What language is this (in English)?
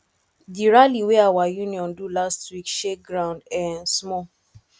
Nigerian Pidgin